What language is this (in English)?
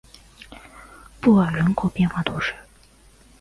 Chinese